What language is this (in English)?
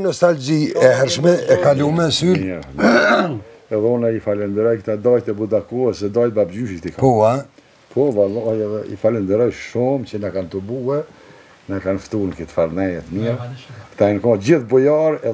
Greek